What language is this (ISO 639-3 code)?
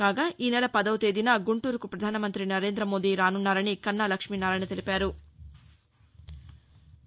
tel